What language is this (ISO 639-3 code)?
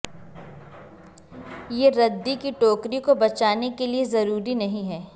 urd